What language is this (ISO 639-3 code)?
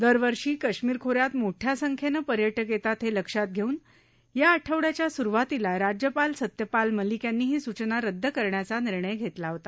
mar